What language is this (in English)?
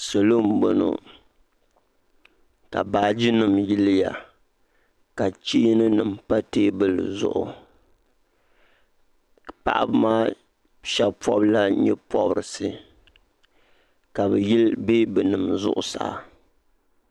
Dagbani